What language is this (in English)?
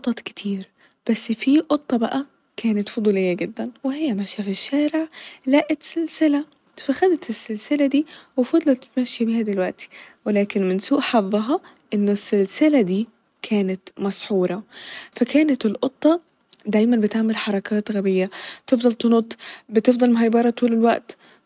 Egyptian Arabic